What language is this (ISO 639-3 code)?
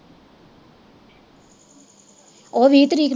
pan